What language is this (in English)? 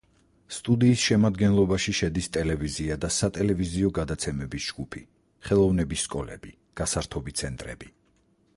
Georgian